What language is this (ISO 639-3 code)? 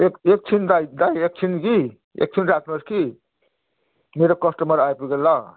nep